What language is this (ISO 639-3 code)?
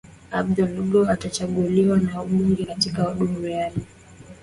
swa